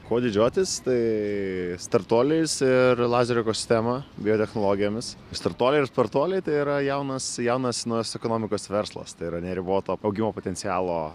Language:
Lithuanian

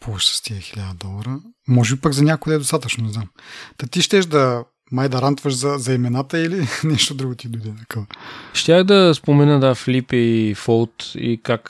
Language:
Bulgarian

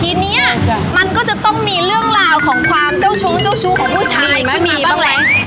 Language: Thai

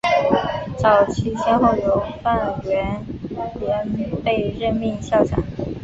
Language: Chinese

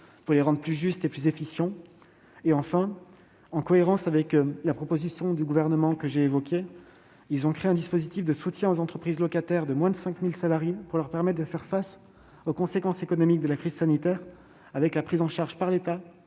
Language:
French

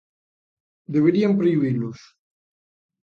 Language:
Galician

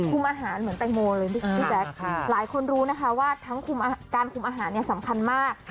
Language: Thai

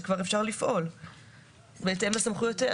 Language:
Hebrew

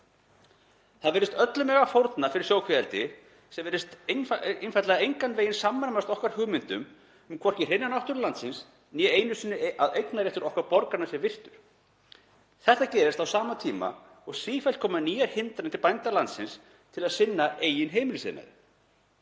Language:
Icelandic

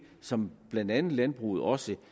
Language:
Danish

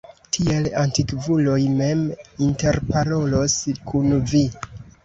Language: Esperanto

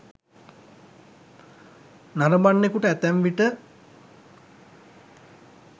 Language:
Sinhala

